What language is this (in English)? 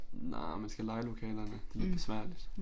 Danish